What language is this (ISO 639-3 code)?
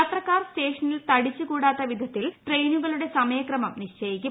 mal